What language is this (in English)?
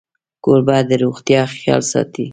Pashto